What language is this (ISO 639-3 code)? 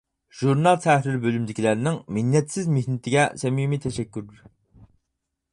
uig